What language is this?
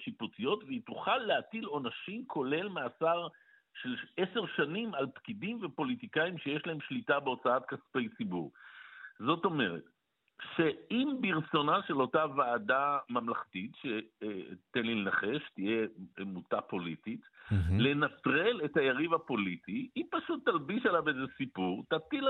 Hebrew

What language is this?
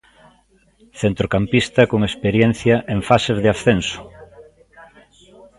Galician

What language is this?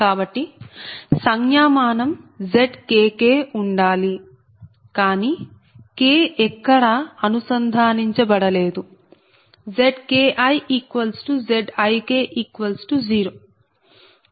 Telugu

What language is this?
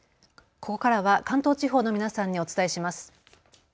Japanese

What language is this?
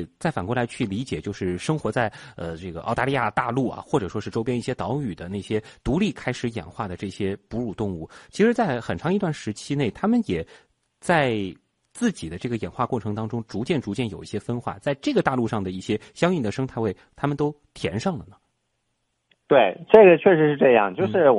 Chinese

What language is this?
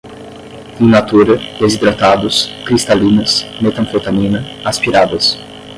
Portuguese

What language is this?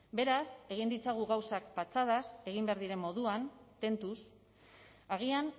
Basque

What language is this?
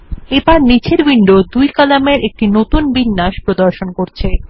Bangla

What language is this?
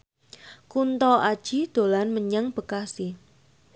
Javanese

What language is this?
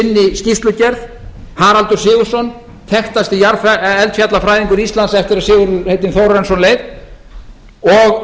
Icelandic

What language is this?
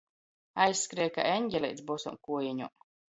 Latgalian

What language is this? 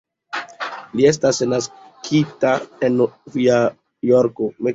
Esperanto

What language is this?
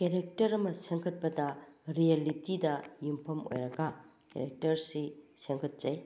Manipuri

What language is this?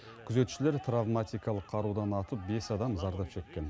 Kazakh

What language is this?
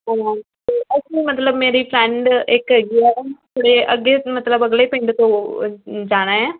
Punjabi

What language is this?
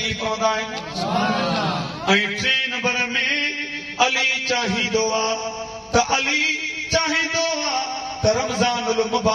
Arabic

